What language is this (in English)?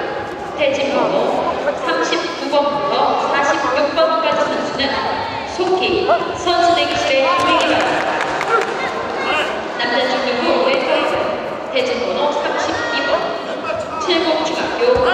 Korean